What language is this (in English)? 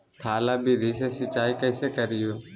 Magahi